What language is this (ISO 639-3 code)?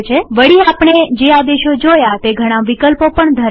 guj